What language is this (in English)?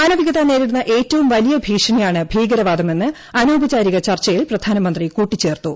Malayalam